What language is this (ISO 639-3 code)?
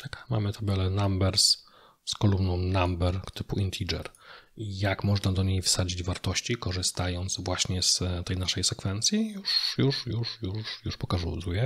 pol